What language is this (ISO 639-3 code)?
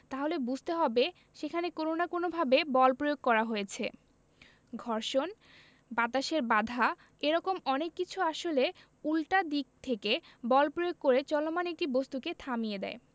ben